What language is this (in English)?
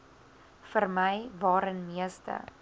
Afrikaans